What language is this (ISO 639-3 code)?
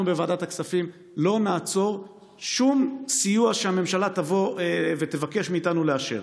heb